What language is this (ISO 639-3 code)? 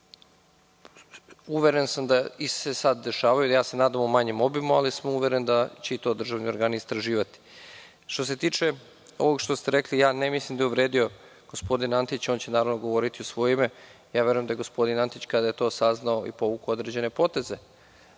srp